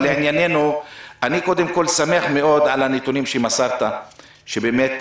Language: Hebrew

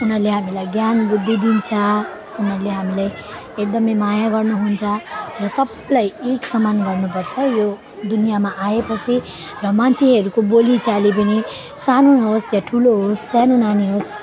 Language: Nepali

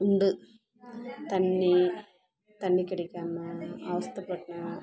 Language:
Tamil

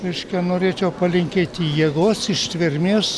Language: Lithuanian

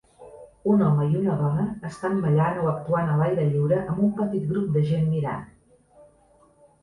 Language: Catalan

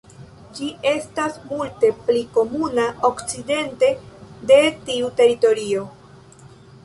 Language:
Esperanto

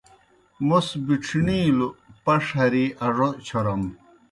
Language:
Kohistani Shina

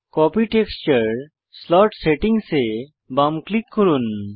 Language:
Bangla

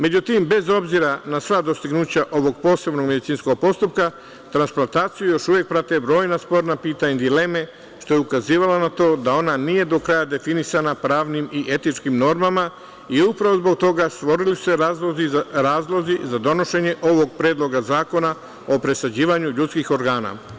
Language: Serbian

